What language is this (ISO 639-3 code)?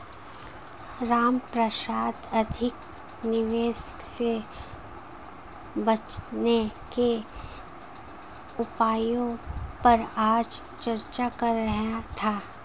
hin